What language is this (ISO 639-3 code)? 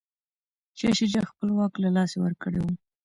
pus